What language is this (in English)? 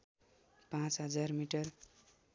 Nepali